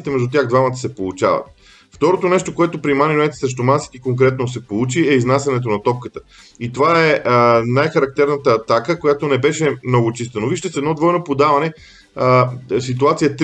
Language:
Bulgarian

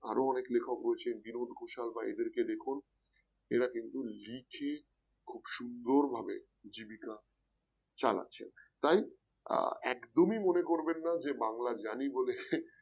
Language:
Bangla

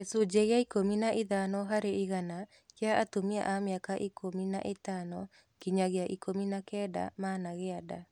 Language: Kikuyu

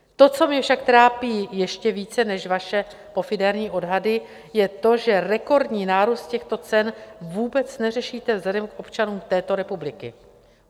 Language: Czech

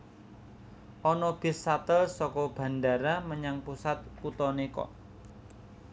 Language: Javanese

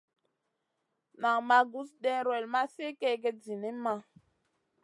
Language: Masana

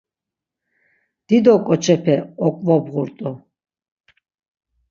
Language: Laz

